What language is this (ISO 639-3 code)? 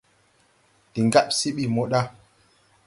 tui